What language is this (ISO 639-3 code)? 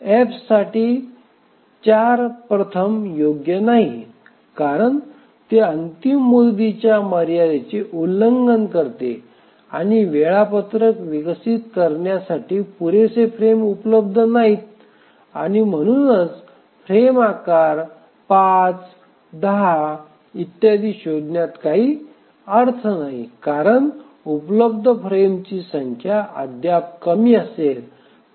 mar